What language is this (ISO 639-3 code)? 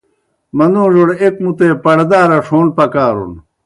plk